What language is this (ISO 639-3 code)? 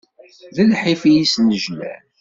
kab